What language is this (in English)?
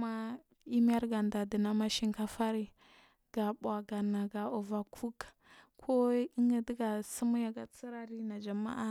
Marghi South